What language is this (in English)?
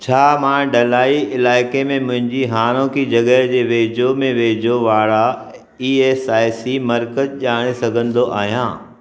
Sindhi